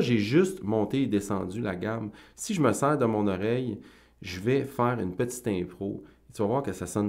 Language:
French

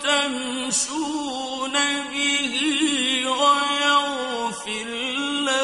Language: Arabic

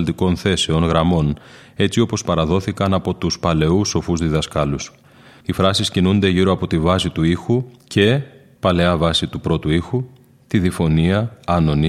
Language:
Greek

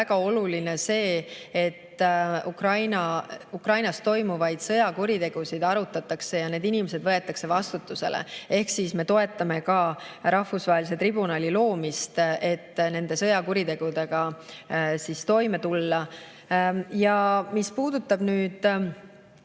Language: Estonian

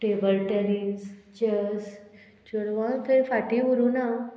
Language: Konkani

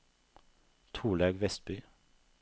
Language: Norwegian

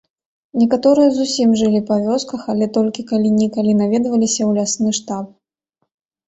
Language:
Belarusian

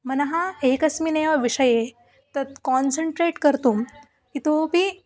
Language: Sanskrit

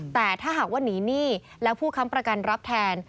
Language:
Thai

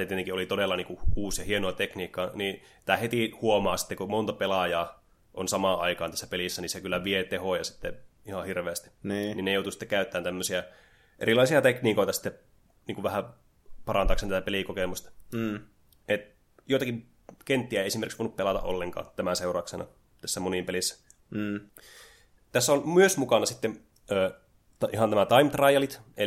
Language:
Finnish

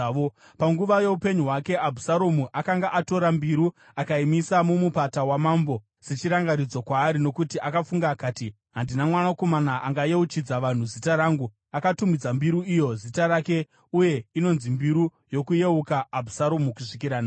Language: Shona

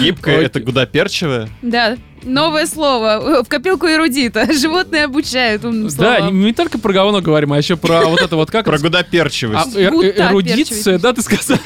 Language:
Russian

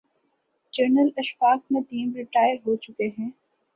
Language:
Urdu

